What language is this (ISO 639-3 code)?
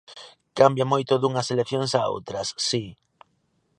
glg